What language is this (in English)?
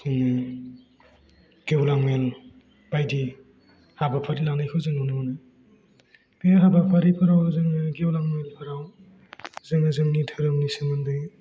Bodo